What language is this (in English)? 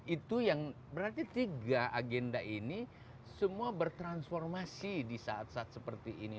Indonesian